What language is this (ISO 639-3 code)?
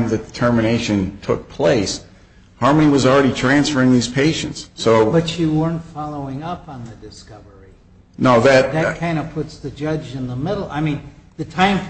eng